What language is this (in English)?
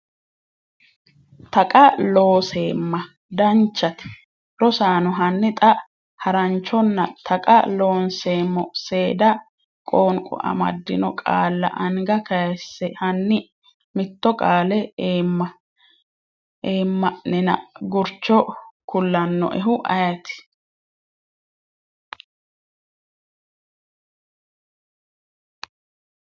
Sidamo